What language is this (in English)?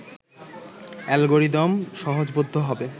Bangla